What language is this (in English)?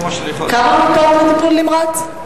Hebrew